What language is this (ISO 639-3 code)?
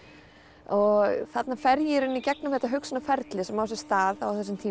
isl